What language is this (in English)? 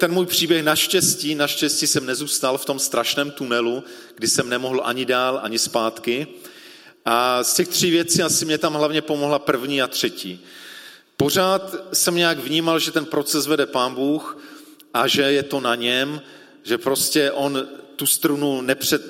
Czech